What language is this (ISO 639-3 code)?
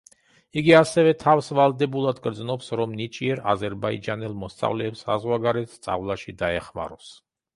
kat